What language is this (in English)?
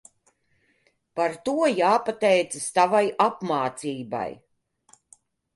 Latvian